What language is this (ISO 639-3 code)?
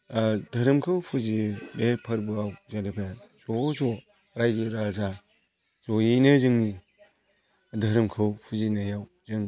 brx